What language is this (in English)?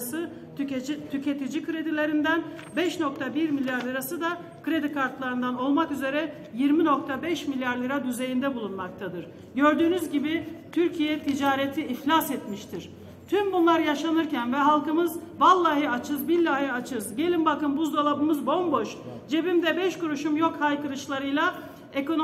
Turkish